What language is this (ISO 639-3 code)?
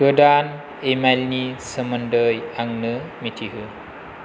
brx